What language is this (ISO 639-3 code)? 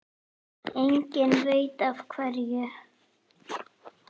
isl